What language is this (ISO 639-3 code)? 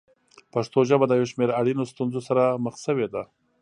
pus